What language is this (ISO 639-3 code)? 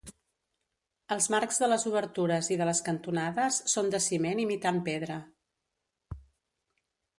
cat